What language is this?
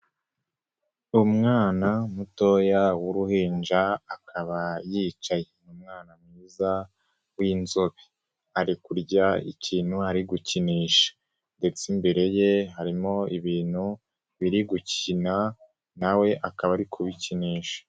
Kinyarwanda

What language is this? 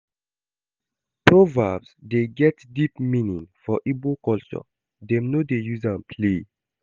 Nigerian Pidgin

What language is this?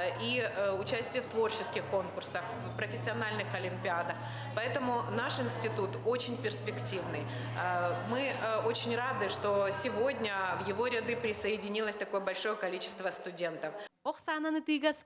Russian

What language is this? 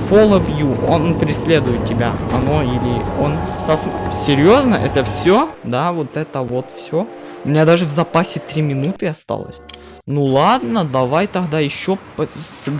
Russian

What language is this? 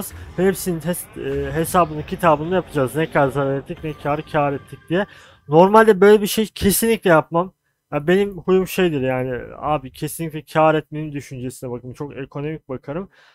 Turkish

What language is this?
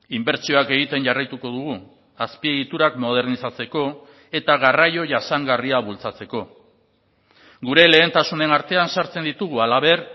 Basque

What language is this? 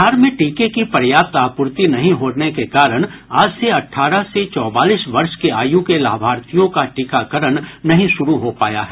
Hindi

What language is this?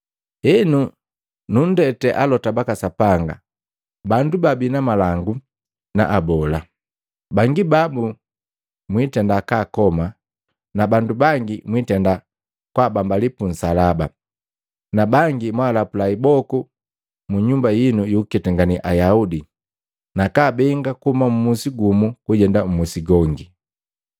Matengo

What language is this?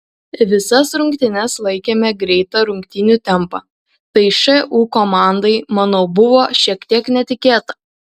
Lithuanian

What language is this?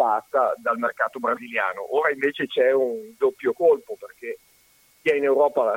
Italian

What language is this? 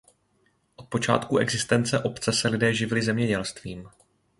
Czech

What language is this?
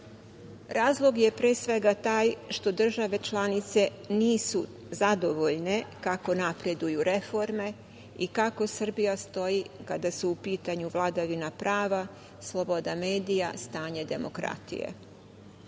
Serbian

